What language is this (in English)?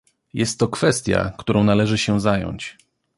Polish